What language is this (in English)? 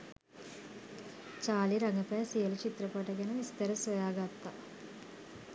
Sinhala